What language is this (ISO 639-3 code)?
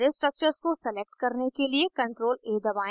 hin